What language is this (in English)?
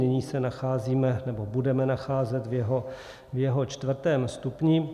Czech